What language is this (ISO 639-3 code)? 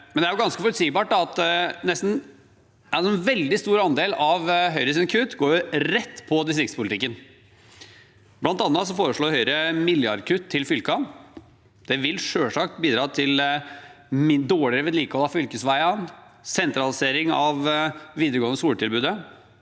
nor